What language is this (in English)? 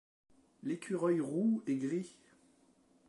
French